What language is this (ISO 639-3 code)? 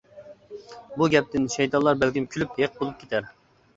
uig